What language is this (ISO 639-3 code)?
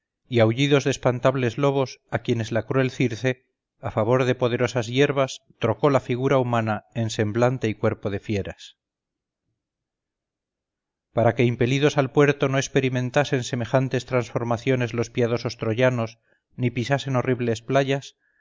spa